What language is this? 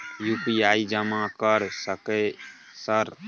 Maithili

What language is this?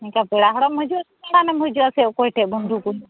Santali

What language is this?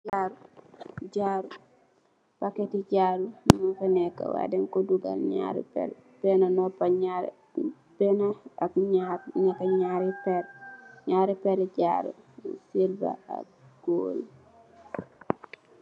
Wolof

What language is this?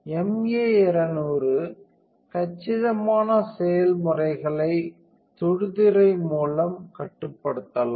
Tamil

